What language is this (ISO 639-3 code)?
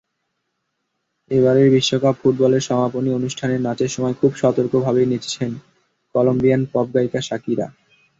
ben